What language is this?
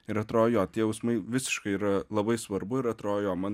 Lithuanian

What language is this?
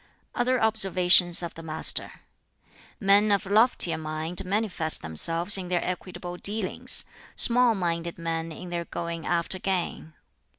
English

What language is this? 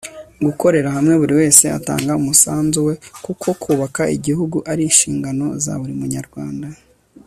Kinyarwanda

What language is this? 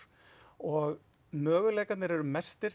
Icelandic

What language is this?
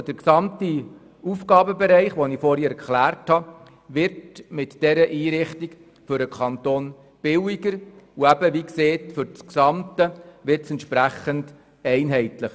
Swiss German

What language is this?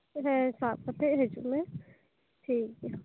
Santali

